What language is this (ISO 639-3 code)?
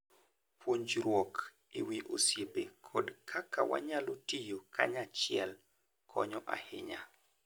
luo